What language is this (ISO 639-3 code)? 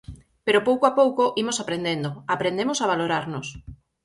glg